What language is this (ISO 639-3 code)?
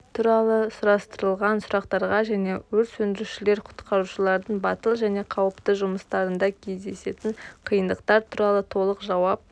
kaz